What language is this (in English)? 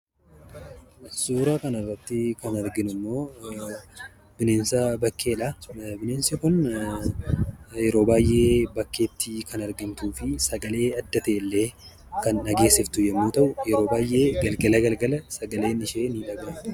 Oromo